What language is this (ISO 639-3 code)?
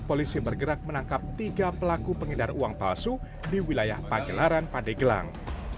ind